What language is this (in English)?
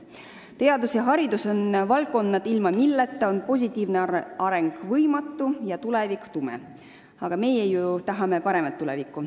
Estonian